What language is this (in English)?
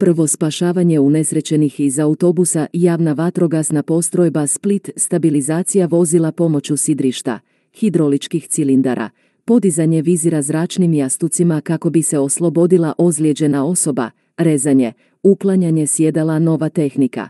Croatian